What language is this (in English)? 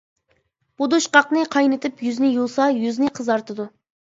Uyghur